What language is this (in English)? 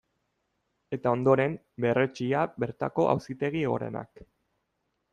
Basque